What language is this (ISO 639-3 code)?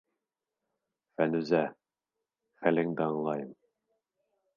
bak